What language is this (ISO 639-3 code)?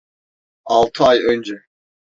tur